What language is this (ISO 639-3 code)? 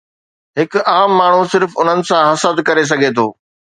snd